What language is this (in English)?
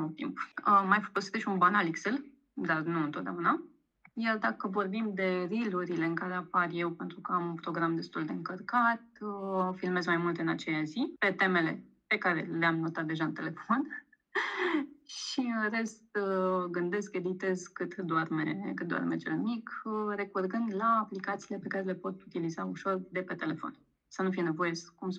Romanian